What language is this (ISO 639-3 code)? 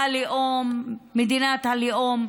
heb